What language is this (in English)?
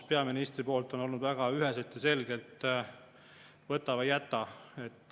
Estonian